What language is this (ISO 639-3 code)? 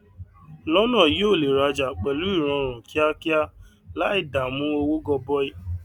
yor